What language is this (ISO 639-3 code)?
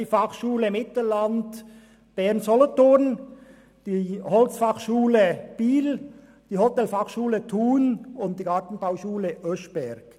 gsw